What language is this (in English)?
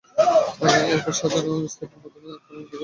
Bangla